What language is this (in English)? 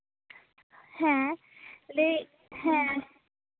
Santali